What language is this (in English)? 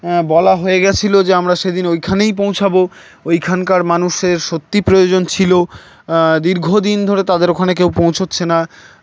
Bangla